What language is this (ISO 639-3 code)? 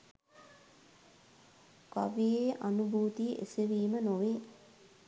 sin